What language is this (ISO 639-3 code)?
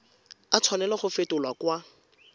tsn